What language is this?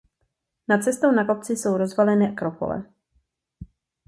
Czech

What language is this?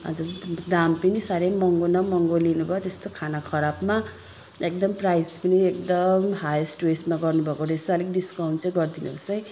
Nepali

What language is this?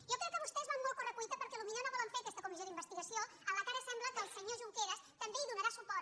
Catalan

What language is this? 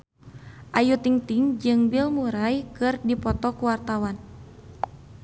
Sundanese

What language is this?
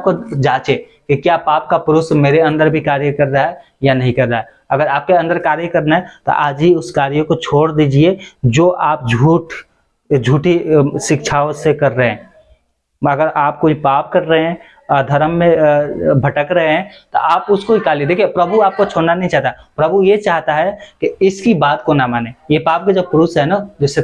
Hindi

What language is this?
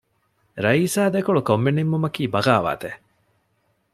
Divehi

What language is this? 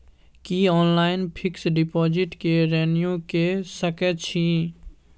Maithili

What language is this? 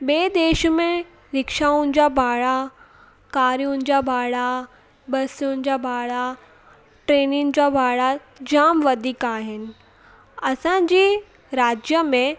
Sindhi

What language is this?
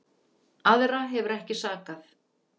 Icelandic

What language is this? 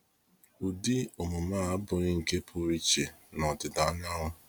Igbo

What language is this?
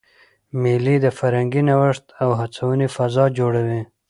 Pashto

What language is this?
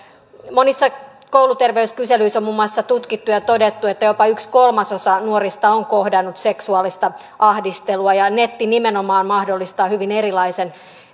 Finnish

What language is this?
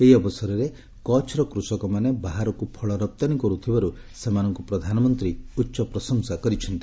Odia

